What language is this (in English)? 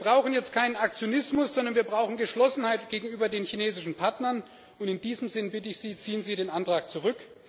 German